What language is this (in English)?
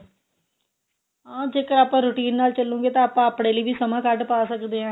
Punjabi